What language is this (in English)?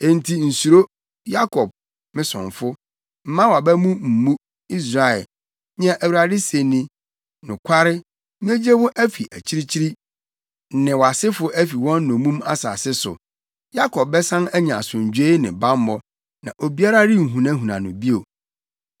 Akan